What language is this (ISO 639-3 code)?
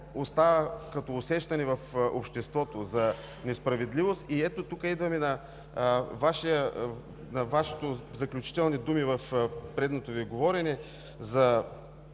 bul